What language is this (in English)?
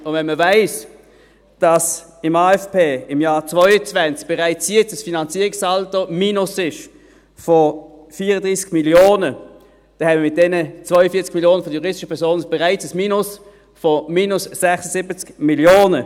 Swiss German